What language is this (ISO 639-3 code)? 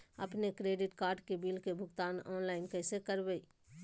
mag